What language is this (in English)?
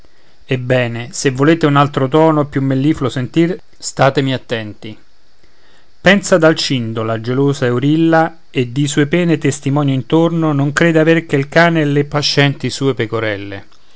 Italian